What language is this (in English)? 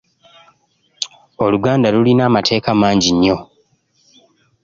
Ganda